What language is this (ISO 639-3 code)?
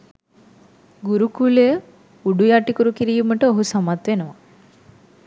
sin